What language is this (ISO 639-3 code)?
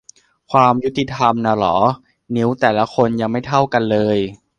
tha